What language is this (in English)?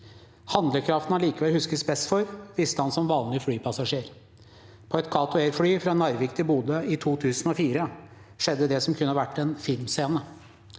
Norwegian